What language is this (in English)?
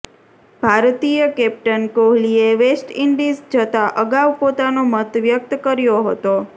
Gujarati